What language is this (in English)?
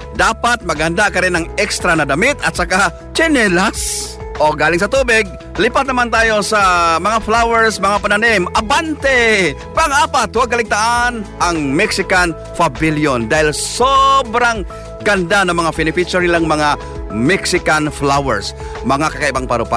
Filipino